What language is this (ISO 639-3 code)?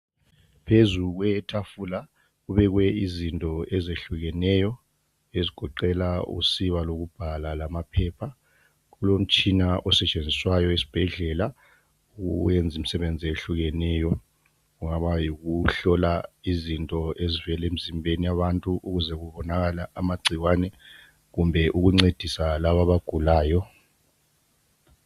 nde